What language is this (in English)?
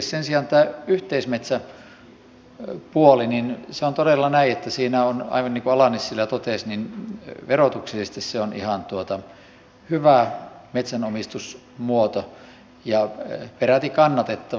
Finnish